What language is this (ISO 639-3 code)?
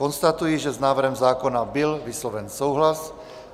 ces